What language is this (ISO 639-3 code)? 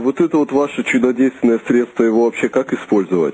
rus